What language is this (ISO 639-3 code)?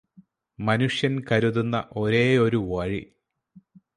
mal